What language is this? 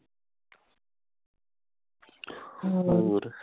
Punjabi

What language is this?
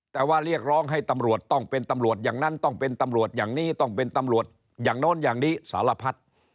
Thai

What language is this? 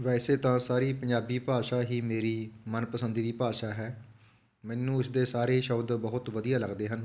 Punjabi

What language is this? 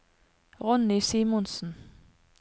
Norwegian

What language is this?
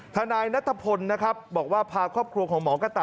Thai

